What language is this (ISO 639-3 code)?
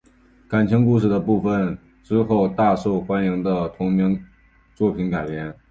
zho